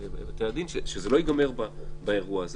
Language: Hebrew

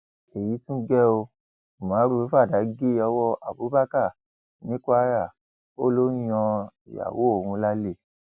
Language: Yoruba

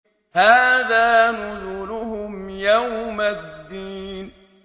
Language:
Arabic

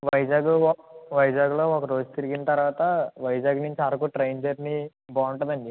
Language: Telugu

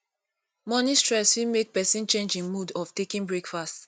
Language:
Nigerian Pidgin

